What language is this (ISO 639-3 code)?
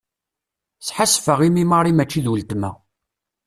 kab